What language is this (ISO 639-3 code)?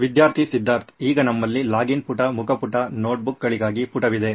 kan